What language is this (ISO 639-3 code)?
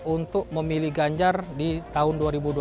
ind